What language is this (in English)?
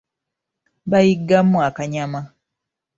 Ganda